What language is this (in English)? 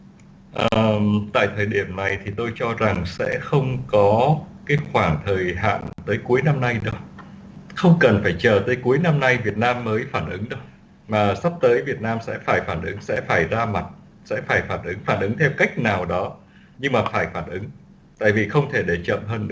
Vietnamese